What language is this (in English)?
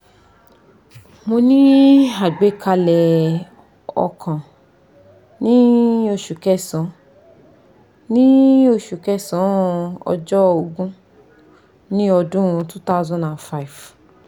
Yoruba